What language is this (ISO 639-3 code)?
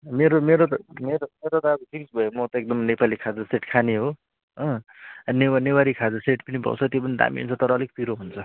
nep